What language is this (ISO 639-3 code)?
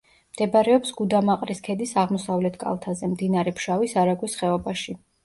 kat